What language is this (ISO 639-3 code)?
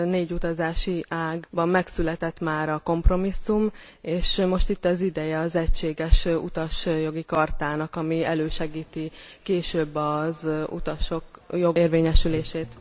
hun